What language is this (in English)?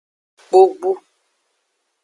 Aja (Benin)